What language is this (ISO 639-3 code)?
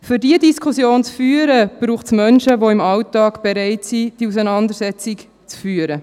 gsw